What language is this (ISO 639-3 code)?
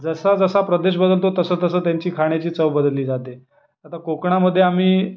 mar